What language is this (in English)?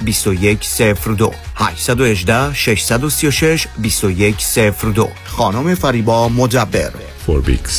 Persian